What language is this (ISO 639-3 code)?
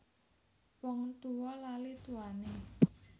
jav